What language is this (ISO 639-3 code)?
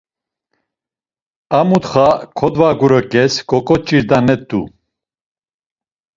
lzz